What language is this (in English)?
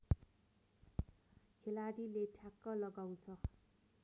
Nepali